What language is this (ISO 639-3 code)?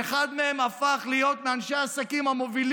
heb